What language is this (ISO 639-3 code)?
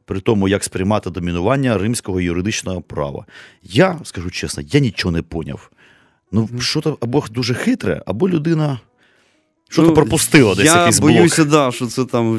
ukr